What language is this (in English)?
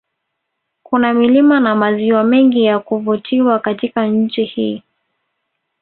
Swahili